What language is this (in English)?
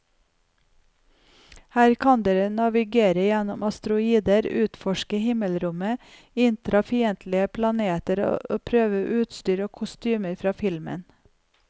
Norwegian